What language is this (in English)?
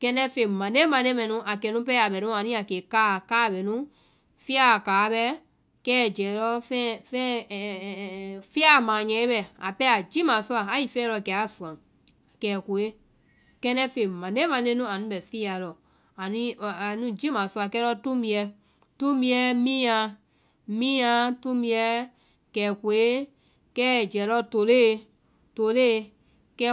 Vai